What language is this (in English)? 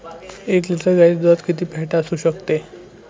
Marathi